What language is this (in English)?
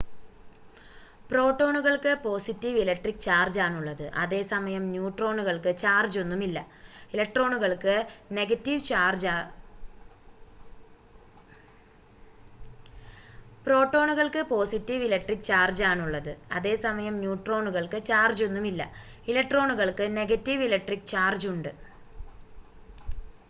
Malayalam